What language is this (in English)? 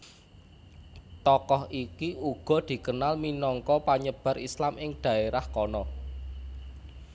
Javanese